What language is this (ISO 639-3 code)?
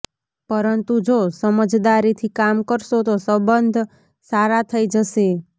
guj